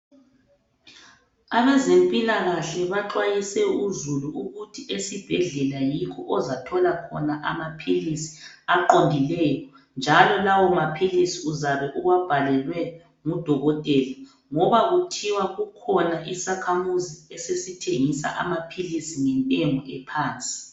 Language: North Ndebele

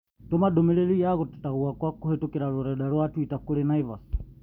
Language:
Kikuyu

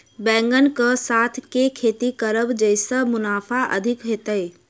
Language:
Maithili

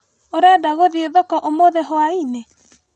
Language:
Kikuyu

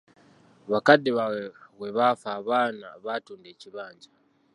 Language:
Ganda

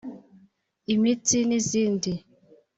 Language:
Kinyarwanda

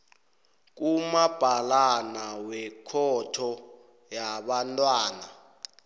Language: South Ndebele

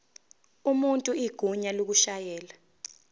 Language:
Zulu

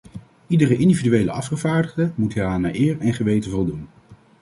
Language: Dutch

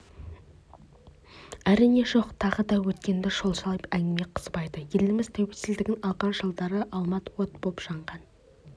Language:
Kazakh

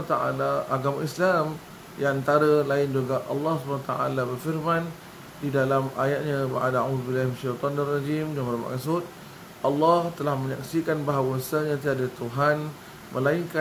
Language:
Malay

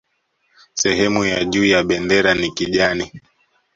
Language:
Swahili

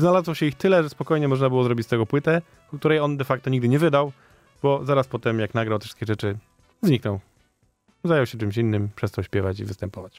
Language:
Polish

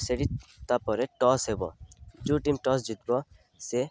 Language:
Odia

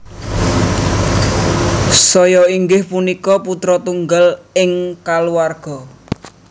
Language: Javanese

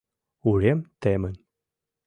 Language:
Mari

